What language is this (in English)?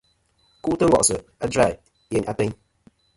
Kom